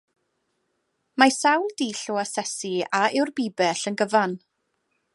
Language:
Welsh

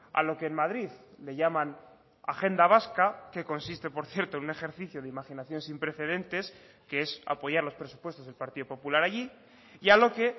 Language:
Spanish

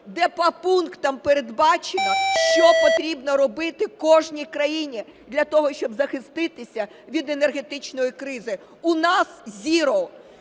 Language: Ukrainian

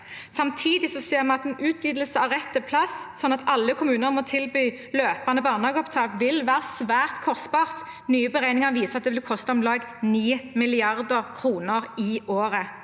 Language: Norwegian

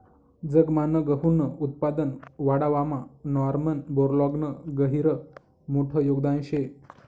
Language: Marathi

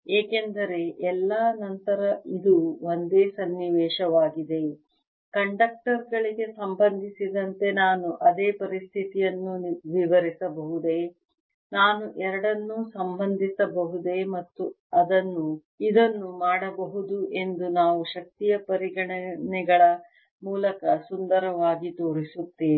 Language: Kannada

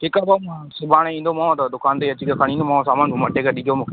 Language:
Sindhi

